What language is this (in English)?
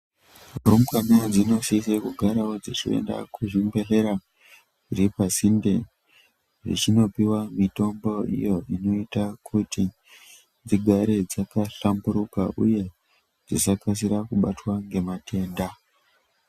Ndau